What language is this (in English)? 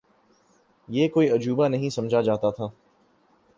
Urdu